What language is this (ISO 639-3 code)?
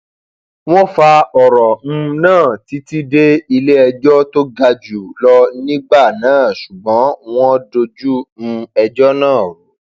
yor